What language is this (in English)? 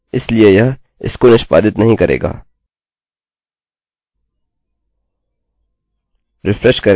Hindi